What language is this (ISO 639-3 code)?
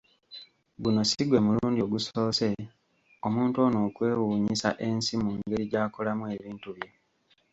lug